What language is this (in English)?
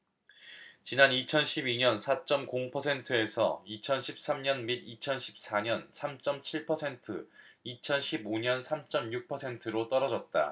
Korean